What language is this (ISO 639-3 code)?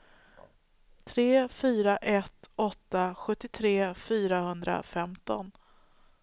swe